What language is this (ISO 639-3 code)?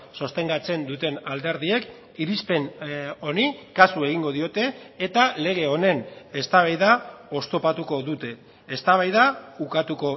eus